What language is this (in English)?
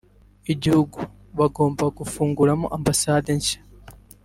Kinyarwanda